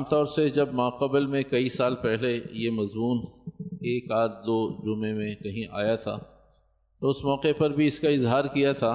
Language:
Urdu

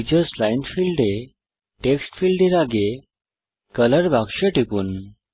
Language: Bangla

